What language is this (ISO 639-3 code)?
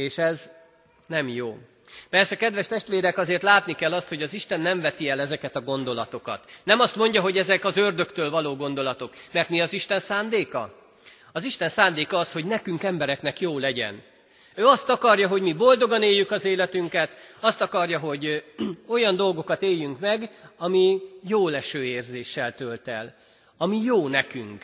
hun